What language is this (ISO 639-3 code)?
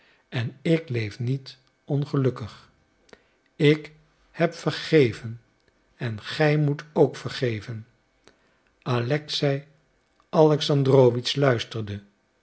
nld